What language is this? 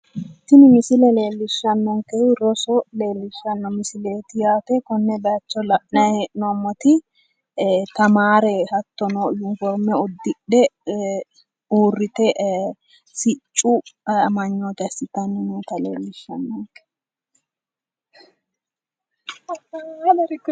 Sidamo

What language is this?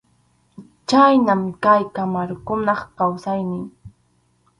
Arequipa-La Unión Quechua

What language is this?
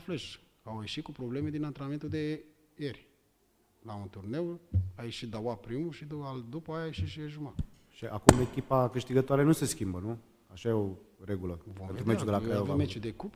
Romanian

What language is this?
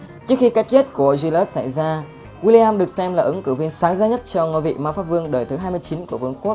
Vietnamese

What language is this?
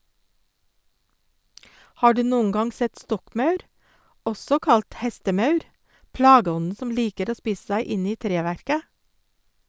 Norwegian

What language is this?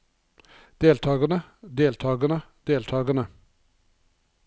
Norwegian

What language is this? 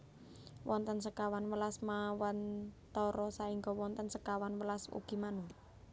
Javanese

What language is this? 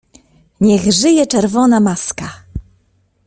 Polish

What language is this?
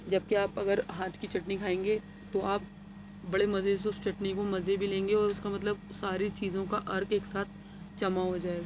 Urdu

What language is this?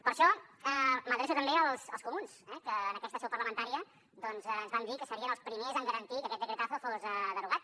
Catalan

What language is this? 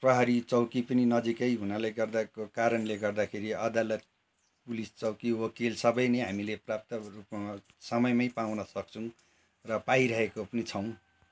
Nepali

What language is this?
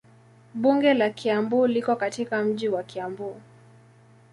Swahili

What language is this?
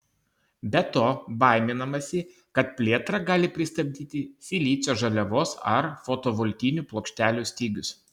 Lithuanian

